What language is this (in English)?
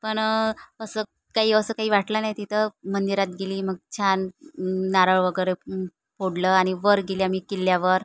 Marathi